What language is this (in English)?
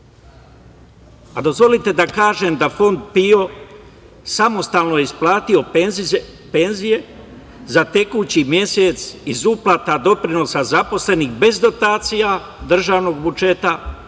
Serbian